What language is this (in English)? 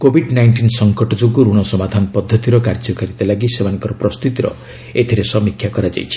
Odia